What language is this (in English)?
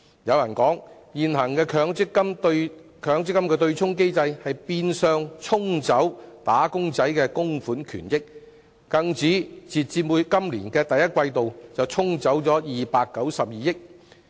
Cantonese